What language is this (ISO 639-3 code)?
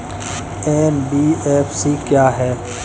hin